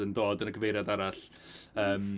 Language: Welsh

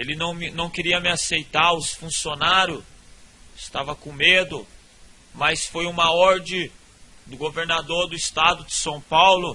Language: Portuguese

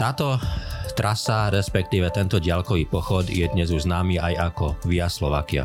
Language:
Slovak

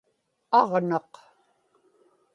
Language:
Inupiaq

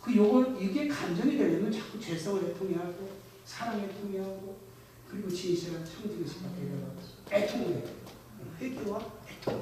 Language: Korean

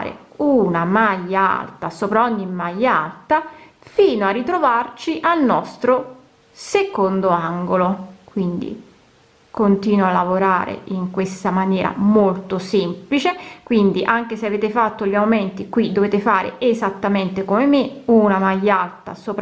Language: Italian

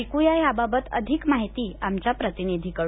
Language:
Marathi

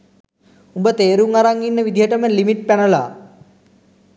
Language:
Sinhala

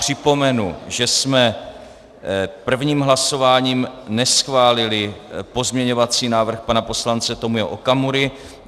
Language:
Czech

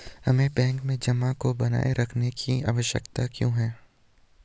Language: Hindi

